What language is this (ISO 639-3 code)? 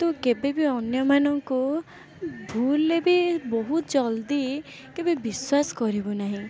ori